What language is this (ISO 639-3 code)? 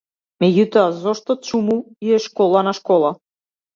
mkd